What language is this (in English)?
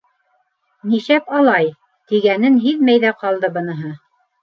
Bashkir